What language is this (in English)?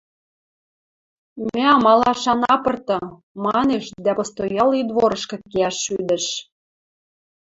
Western Mari